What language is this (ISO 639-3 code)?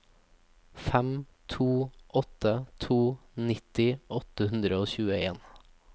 nor